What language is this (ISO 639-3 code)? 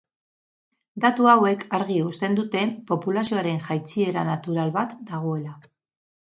eus